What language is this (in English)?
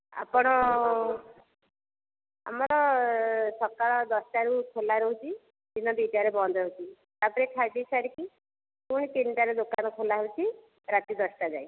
Odia